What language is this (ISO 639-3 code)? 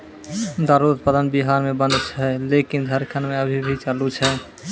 mai